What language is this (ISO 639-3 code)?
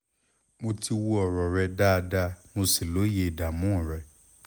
yor